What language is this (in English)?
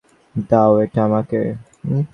Bangla